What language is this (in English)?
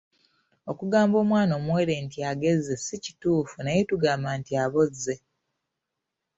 Ganda